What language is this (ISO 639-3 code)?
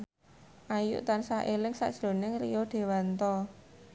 jav